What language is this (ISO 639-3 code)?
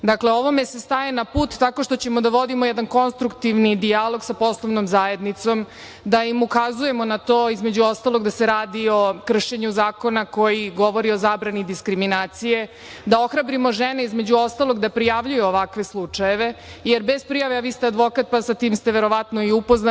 srp